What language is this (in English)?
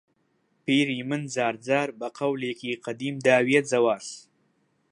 Central Kurdish